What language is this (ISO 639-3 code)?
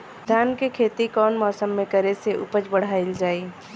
bho